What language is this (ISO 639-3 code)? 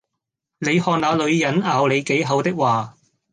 yue